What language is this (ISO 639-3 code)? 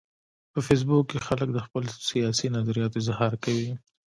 pus